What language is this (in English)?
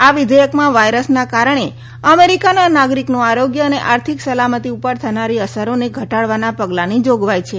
Gujarati